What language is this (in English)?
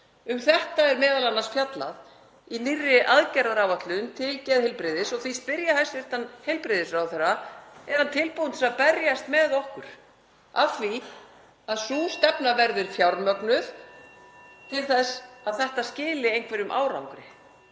Icelandic